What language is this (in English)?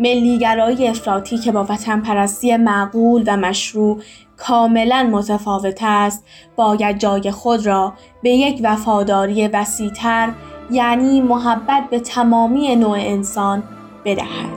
Persian